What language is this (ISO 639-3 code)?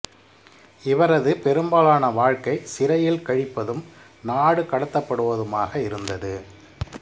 tam